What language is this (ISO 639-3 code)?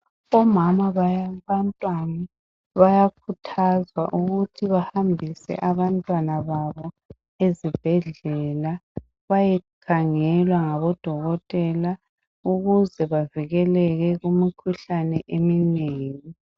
nde